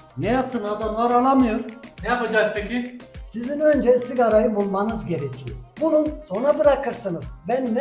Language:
Turkish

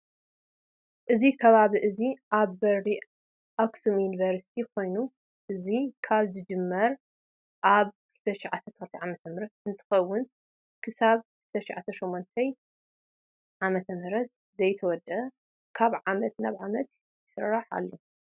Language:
Tigrinya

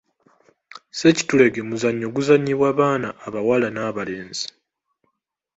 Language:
Ganda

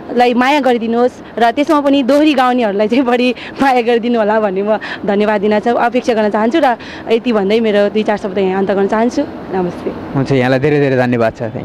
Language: Thai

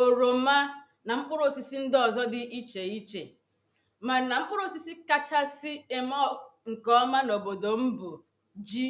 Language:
Igbo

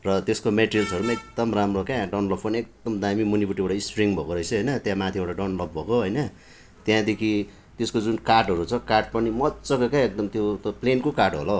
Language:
Nepali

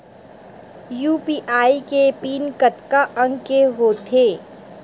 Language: Chhattisgarhi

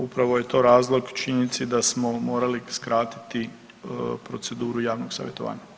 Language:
Croatian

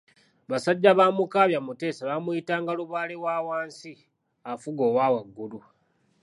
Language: Ganda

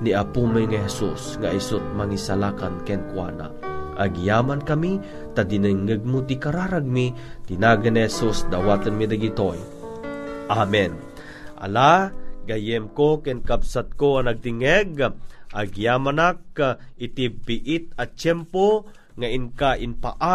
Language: Filipino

